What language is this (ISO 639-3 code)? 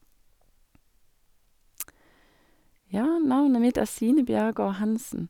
nor